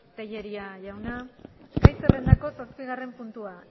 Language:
Basque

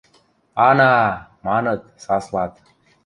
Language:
Western Mari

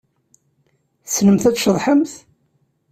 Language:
Kabyle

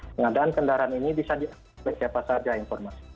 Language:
Indonesian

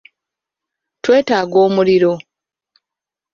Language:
Ganda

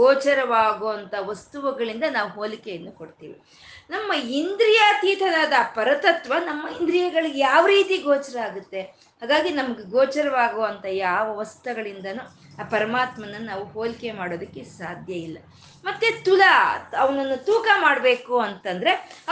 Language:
Kannada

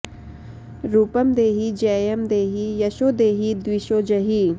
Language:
Sanskrit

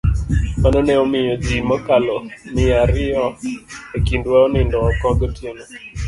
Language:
Luo (Kenya and Tanzania)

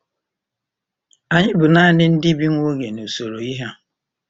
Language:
Igbo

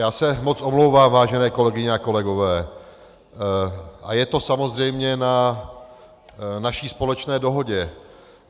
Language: Czech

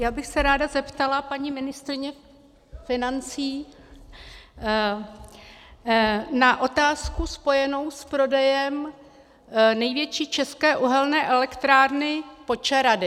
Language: Czech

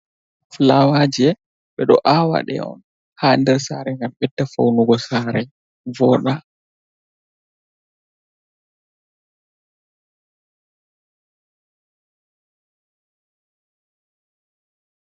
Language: Fula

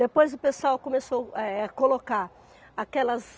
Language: Portuguese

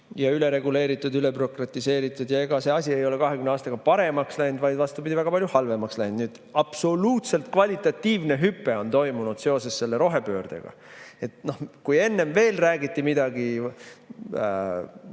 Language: Estonian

